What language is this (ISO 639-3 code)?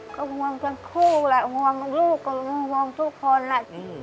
tha